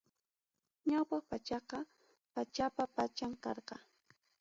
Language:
Ayacucho Quechua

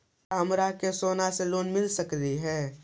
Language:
Magahi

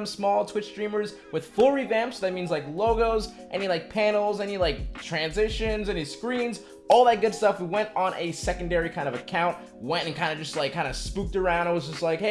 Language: English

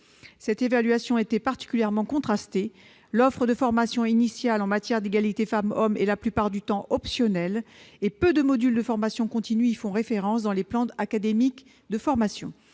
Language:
French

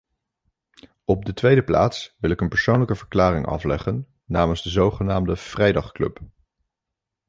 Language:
Dutch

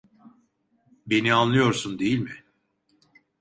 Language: Turkish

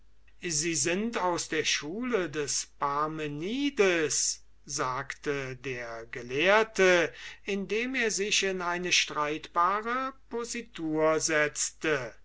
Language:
German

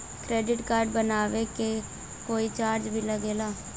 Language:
Bhojpuri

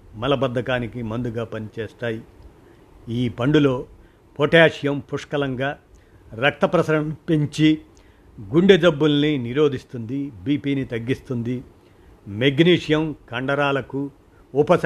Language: Telugu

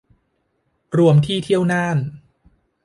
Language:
Thai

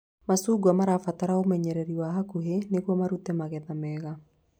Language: Kikuyu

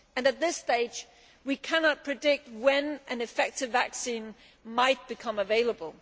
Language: English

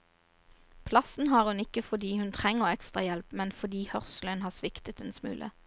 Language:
Norwegian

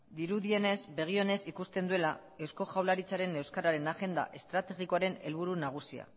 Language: Basque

